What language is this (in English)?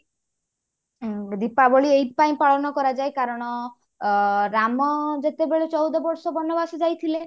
Odia